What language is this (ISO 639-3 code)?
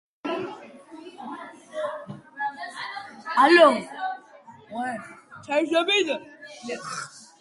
kat